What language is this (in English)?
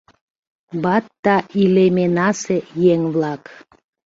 Mari